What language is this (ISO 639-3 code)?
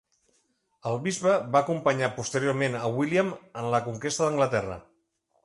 cat